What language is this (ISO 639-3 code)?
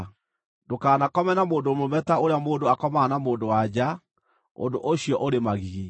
kik